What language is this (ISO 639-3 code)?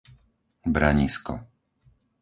slk